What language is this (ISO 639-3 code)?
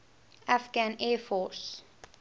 eng